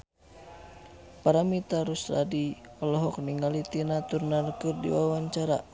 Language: Sundanese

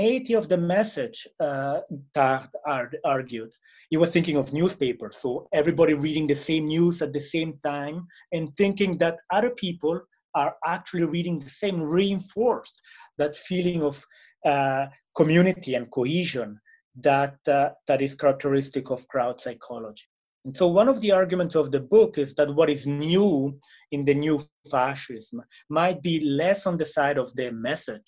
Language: English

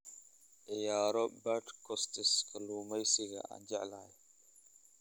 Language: Somali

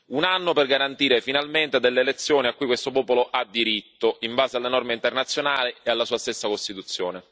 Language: Italian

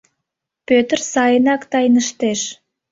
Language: Mari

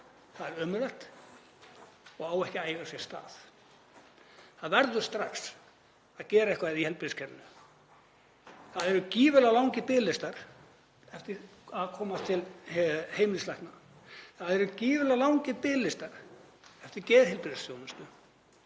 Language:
Icelandic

